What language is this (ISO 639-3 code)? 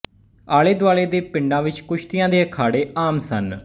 pan